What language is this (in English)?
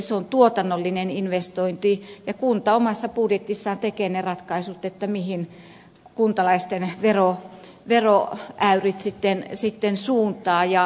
Finnish